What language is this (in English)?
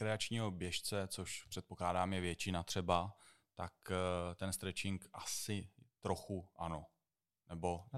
Czech